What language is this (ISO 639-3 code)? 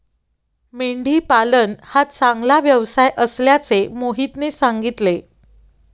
mar